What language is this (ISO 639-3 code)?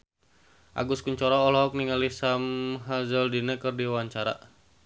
sun